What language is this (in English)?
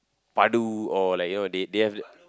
English